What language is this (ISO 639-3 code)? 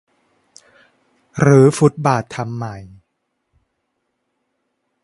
tha